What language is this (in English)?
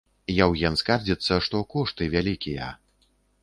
Belarusian